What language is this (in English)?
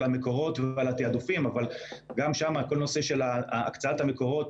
Hebrew